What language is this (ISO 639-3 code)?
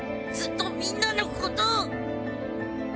jpn